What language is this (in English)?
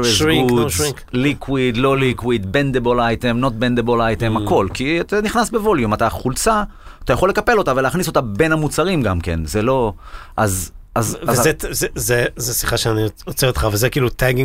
Hebrew